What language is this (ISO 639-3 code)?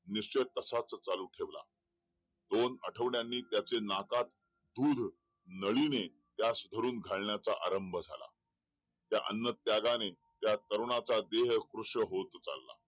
mar